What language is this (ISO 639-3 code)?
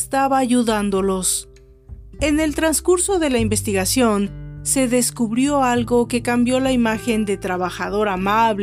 spa